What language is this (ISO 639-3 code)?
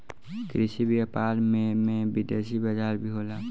bho